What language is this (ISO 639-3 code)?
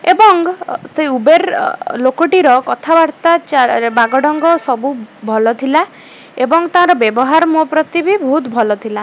ori